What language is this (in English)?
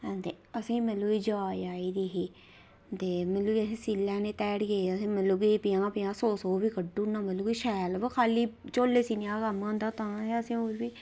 Dogri